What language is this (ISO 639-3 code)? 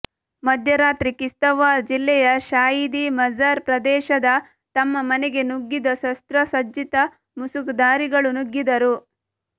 kan